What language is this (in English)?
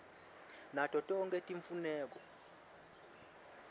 Swati